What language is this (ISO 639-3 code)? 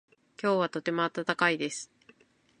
jpn